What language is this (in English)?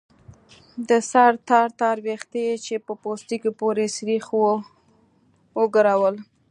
Pashto